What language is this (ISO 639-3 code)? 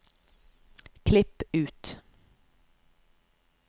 nor